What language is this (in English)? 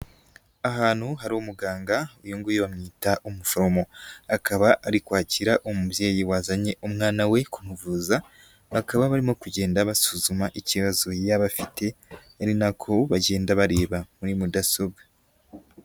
Kinyarwanda